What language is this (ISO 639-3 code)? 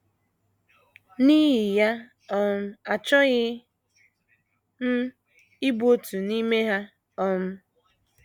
ibo